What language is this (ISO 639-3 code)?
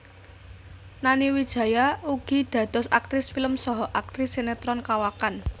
jav